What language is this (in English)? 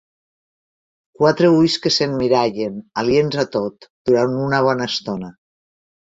Catalan